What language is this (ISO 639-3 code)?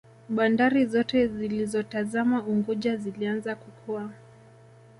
swa